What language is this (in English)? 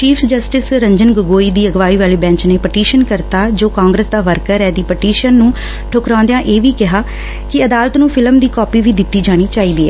Punjabi